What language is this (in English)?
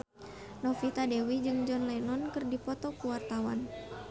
Sundanese